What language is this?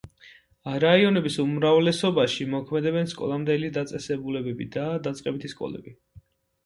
Georgian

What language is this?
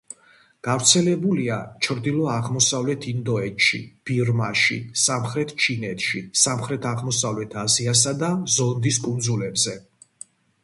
Georgian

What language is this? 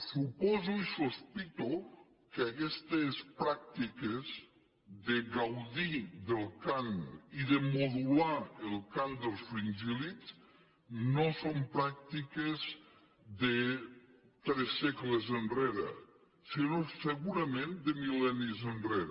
Catalan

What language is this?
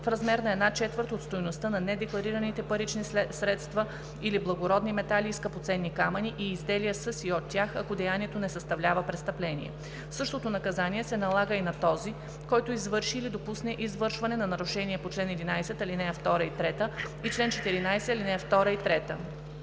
Bulgarian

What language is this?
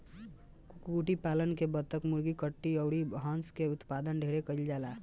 Bhojpuri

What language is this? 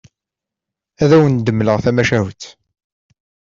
Kabyle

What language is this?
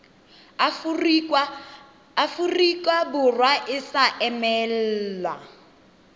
Tswana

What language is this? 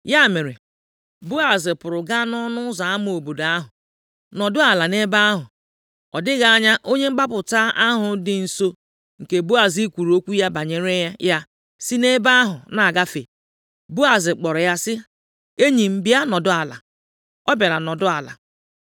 Igbo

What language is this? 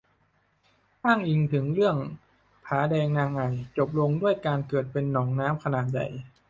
Thai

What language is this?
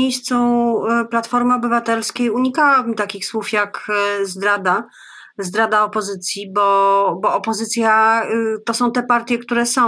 Polish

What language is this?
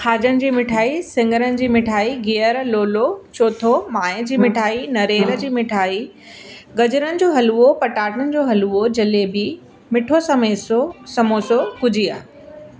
Sindhi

